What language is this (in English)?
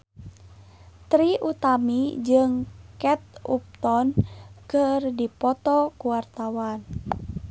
Sundanese